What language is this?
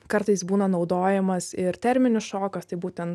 Lithuanian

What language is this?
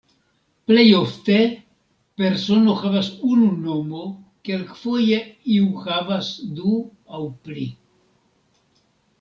Esperanto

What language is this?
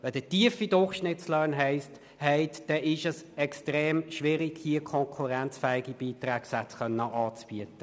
Swiss German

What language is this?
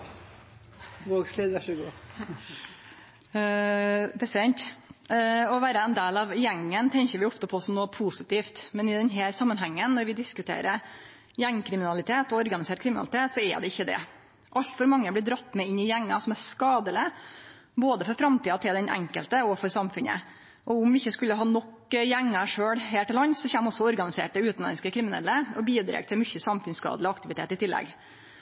Norwegian Nynorsk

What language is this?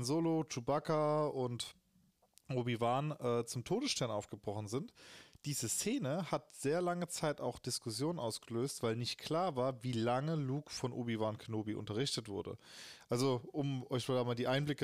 German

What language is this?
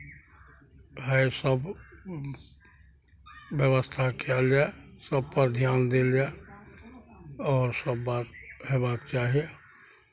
Maithili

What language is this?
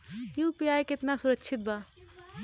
Bhojpuri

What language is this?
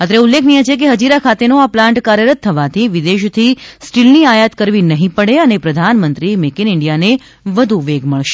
Gujarati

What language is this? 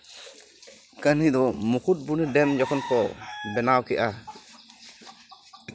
Santali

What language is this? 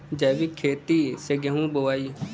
Bhojpuri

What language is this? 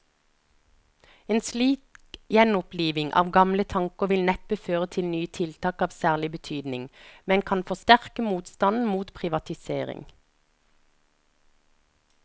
Norwegian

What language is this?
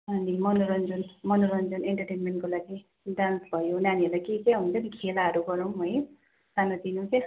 Nepali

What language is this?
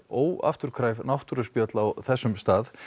Icelandic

